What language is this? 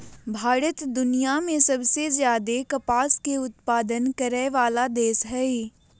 Magahi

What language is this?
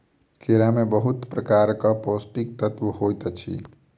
Maithili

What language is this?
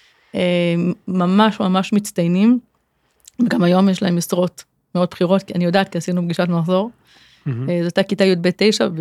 Hebrew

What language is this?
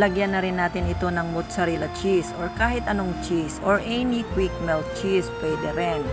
Filipino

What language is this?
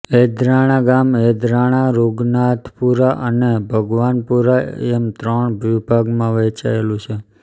Gujarati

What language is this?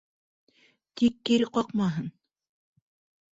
Bashkir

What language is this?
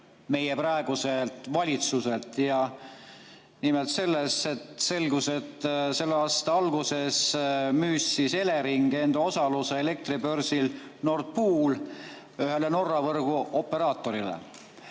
Estonian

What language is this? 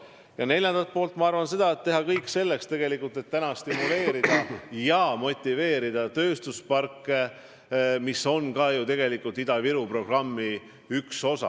Estonian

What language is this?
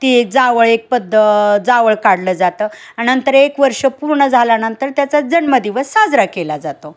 Marathi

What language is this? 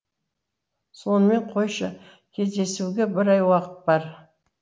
Kazakh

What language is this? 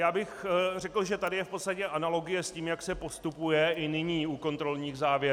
Czech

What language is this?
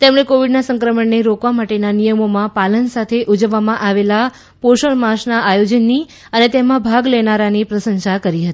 Gujarati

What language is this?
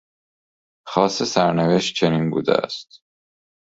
Persian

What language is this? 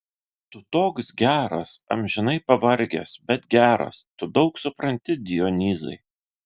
Lithuanian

